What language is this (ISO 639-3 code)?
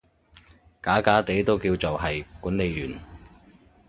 yue